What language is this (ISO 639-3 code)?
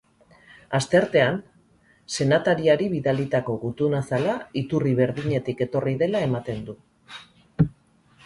eus